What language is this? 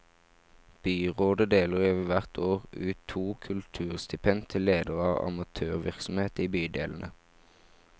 Norwegian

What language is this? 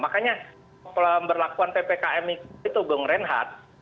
Indonesian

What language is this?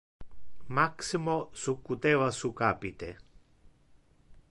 Interlingua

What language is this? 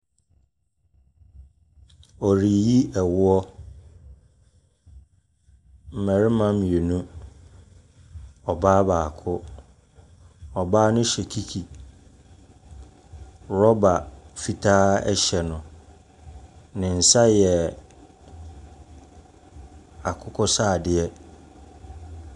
Akan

